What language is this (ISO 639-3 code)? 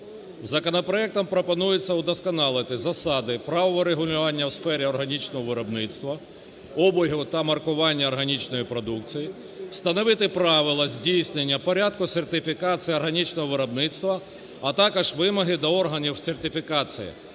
ukr